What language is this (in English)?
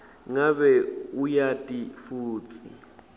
Swati